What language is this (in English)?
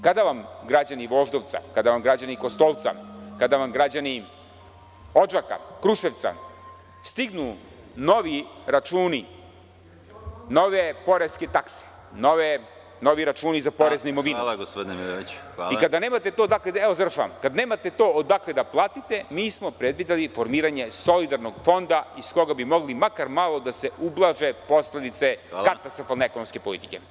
Serbian